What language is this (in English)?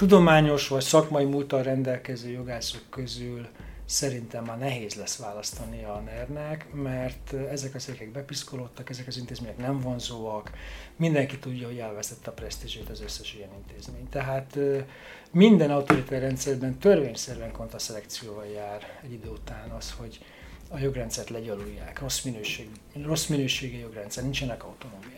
Hungarian